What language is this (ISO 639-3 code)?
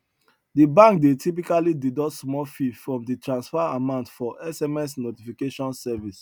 pcm